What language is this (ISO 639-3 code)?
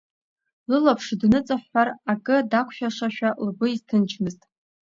abk